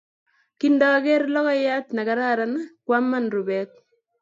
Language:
Kalenjin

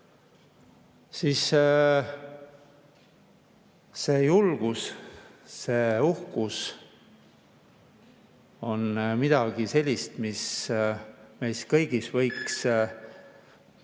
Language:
Estonian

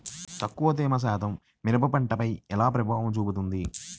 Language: Telugu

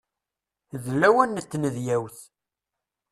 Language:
Kabyle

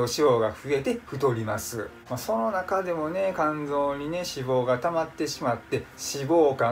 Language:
Japanese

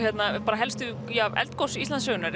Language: Icelandic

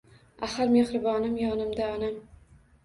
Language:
Uzbek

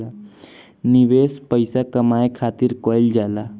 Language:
Bhojpuri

